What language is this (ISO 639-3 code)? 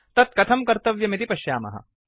san